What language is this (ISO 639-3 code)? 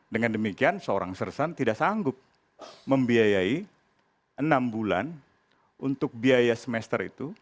ind